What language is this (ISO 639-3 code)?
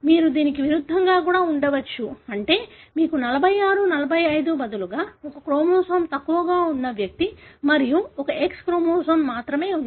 tel